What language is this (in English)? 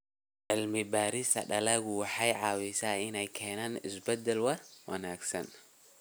Somali